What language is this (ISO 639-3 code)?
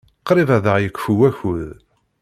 kab